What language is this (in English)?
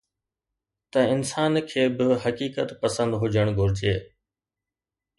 Sindhi